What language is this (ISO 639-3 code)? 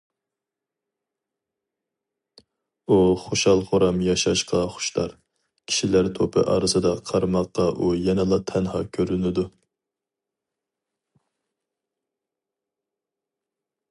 uig